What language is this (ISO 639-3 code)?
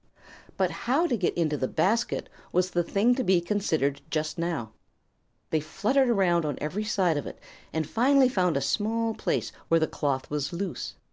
eng